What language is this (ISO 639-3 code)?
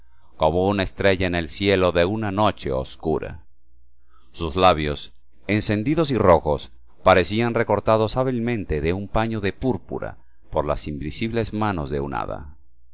spa